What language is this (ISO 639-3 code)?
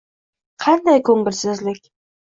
uzb